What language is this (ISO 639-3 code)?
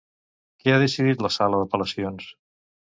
cat